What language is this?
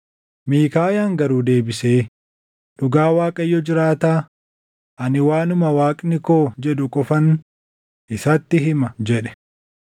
Oromo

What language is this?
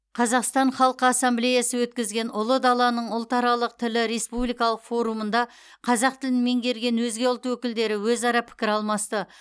Kazakh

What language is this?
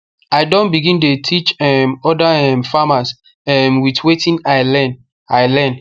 Nigerian Pidgin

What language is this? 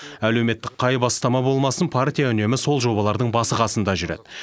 Kazakh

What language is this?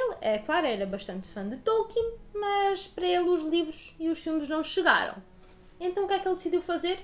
Portuguese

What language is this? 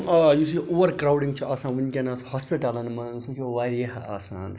Kashmiri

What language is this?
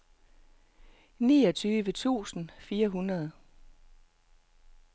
Danish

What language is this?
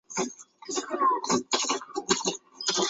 Chinese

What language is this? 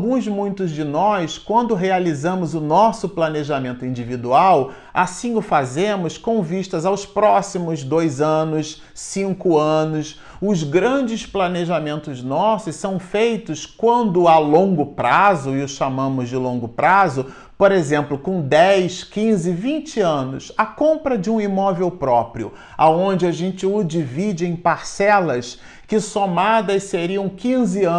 Portuguese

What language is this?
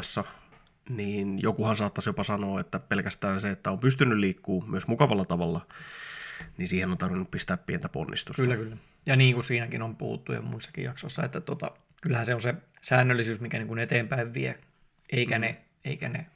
Finnish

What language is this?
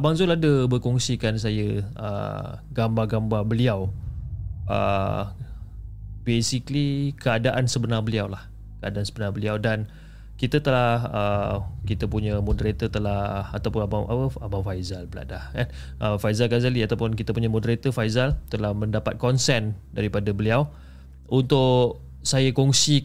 Malay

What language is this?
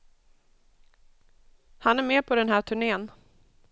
Swedish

